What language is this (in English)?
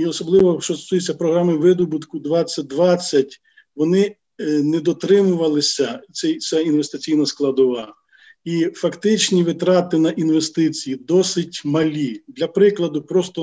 Ukrainian